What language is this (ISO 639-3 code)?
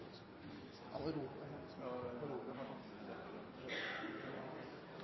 nno